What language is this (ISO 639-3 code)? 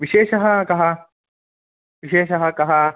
san